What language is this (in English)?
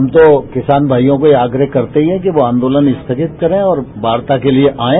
Hindi